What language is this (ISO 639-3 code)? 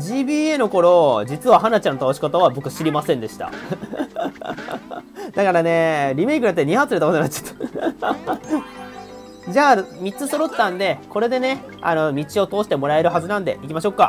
jpn